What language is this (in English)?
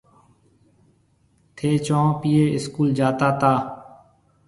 Marwari (Pakistan)